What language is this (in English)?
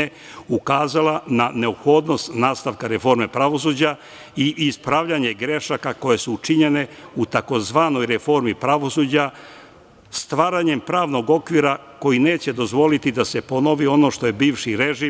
Serbian